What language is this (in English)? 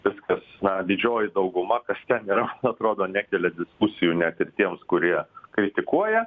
Lithuanian